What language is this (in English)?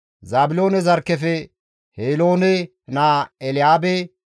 Gamo